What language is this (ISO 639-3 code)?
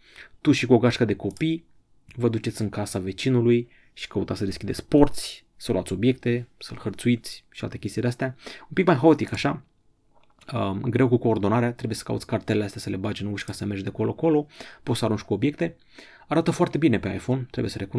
ron